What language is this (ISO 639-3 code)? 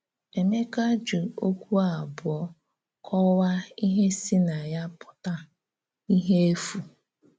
ibo